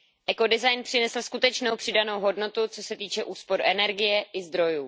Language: Czech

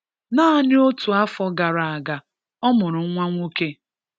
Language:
Igbo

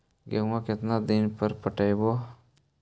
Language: Magahi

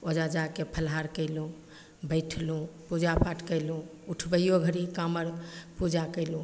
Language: Maithili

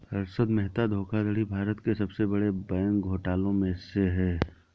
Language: Hindi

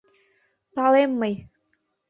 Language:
Mari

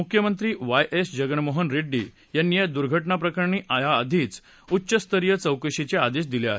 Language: Marathi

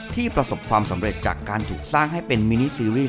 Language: Thai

